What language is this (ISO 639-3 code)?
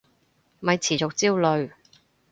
yue